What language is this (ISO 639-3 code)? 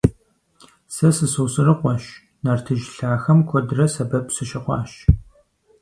kbd